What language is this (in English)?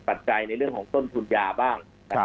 Thai